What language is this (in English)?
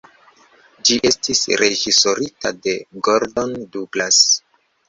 Esperanto